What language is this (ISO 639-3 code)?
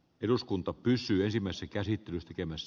fin